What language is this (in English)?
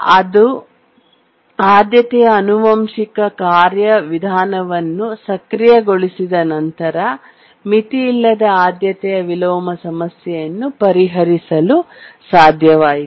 Kannada